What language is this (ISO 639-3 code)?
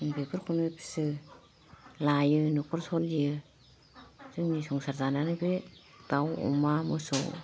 brx